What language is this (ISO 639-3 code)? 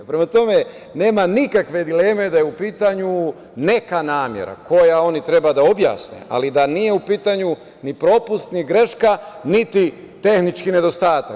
srp